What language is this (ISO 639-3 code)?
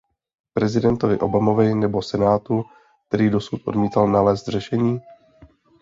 ces